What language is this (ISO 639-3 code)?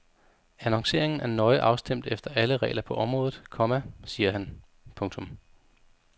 dan